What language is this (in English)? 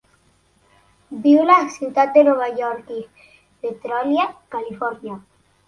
Catalan